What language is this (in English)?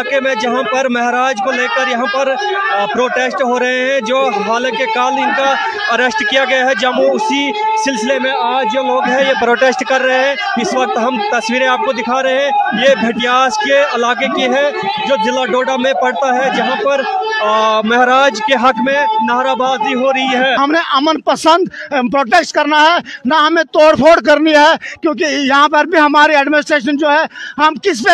Urdu